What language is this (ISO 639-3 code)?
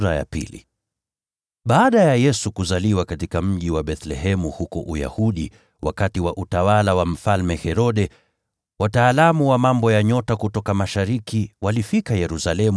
swa